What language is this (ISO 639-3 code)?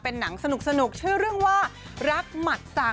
tha